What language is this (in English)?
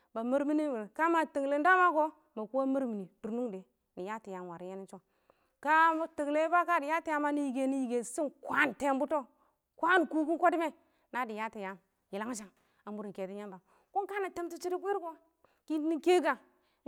Awak